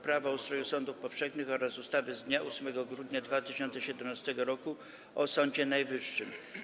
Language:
Polish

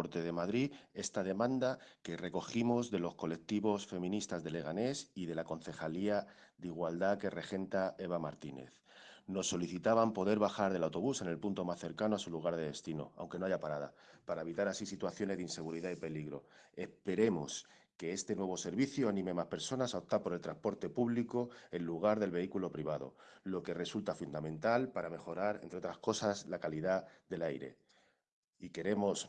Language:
Spanish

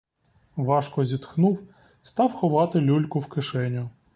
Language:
Ukrainian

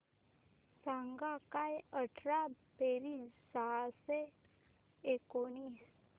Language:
Marathi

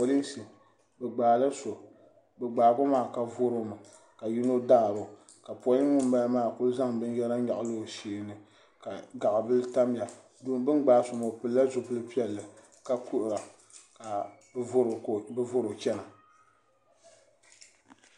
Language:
Dagbani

